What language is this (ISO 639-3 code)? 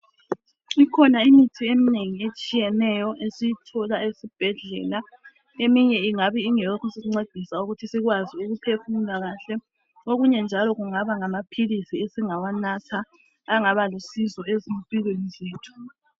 nde